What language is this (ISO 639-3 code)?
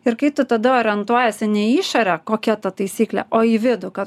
lit